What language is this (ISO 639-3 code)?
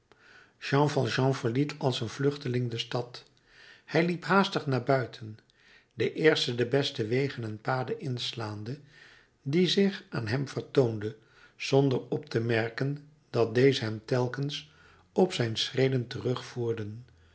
nld